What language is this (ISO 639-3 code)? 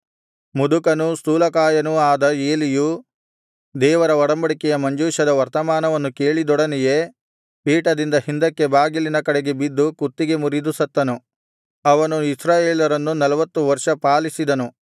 kan